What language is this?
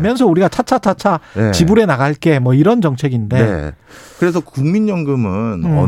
Korean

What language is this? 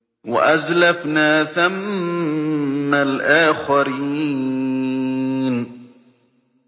Arabic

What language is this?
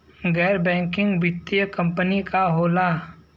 Bhojpuri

